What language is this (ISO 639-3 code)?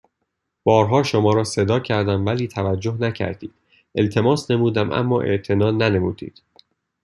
fas